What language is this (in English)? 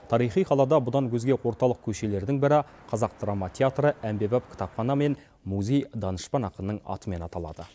Kazakh